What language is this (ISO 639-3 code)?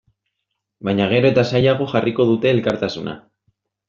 eus